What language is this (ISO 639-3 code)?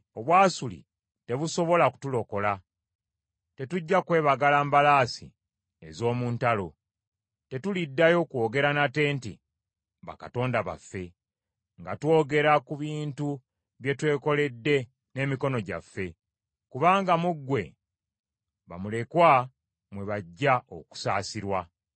lug